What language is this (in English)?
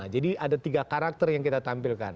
Indonesian